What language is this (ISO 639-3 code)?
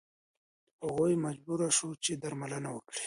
pus